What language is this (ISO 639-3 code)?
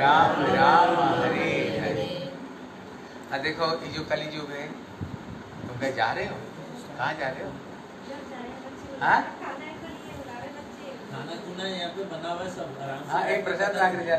hin